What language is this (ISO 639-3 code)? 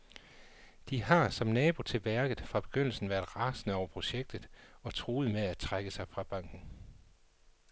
dan